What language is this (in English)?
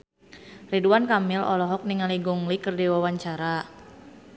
Sundanese